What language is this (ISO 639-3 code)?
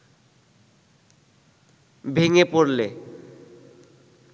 ben